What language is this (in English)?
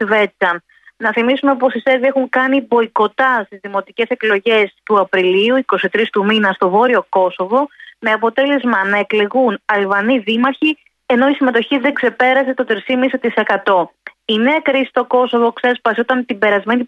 Greek